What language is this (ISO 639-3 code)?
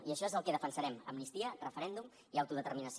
cat